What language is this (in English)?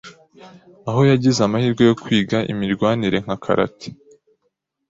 Kinyarwanda